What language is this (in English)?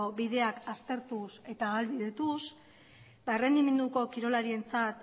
Basque